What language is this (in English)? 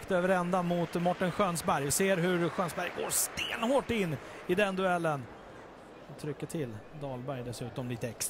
Swedish